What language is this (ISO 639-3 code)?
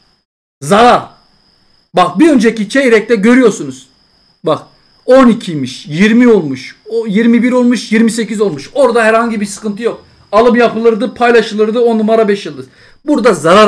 tur